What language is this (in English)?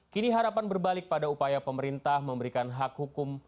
Indonesian